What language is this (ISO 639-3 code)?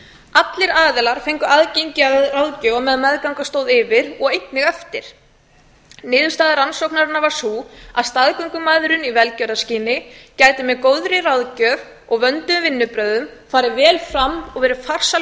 isl